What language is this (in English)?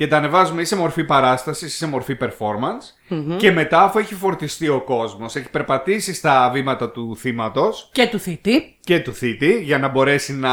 Greek